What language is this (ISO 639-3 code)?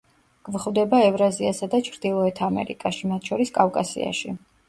kat